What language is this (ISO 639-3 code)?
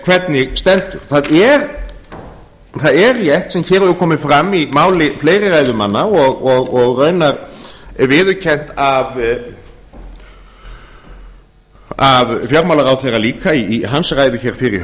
isl